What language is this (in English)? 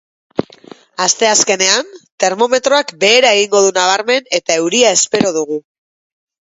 Basque